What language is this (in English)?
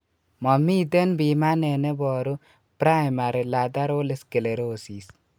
Kalenjin